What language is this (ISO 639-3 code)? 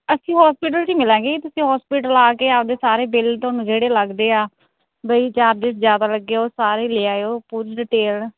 pan